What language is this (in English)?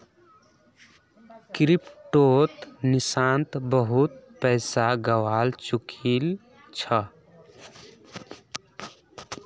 Magahi